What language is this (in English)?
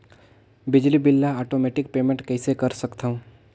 Chhattisgarhi